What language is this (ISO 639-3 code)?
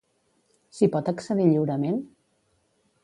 cat